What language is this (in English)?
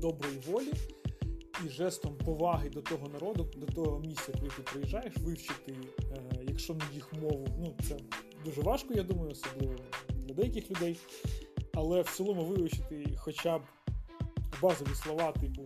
Ukrainian